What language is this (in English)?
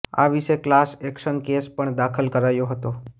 Gujarati